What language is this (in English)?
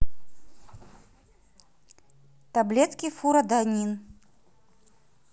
Russian